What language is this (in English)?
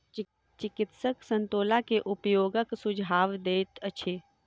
Maithili